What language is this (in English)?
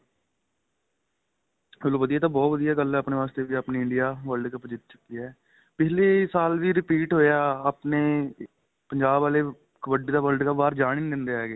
Punjabi